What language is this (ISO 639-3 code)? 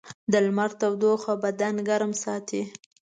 pus